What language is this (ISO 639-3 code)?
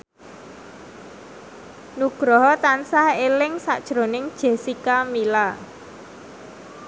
jav